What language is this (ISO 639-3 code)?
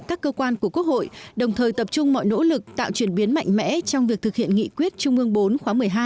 vie